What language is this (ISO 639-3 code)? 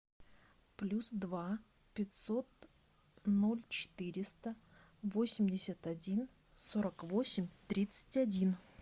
rus